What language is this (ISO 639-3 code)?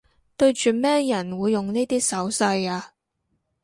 yue